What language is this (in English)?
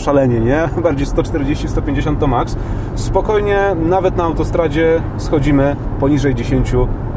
Polish